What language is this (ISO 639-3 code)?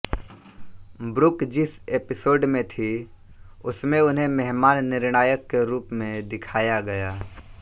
hin